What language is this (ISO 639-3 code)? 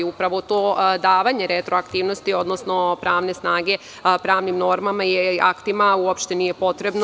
srp